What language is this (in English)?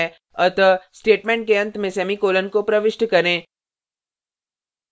Hindi